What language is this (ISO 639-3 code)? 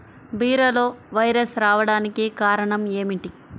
tel